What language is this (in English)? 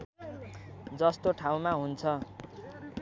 Nepali